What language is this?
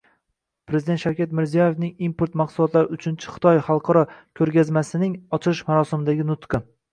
Uzbek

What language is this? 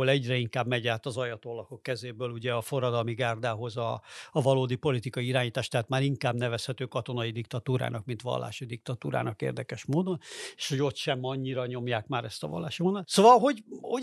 Hungarian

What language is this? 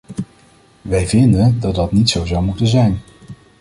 Dutch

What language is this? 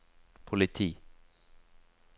Norwegian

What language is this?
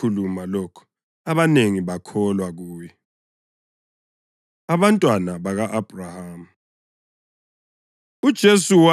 North Ndebele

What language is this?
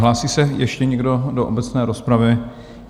Czech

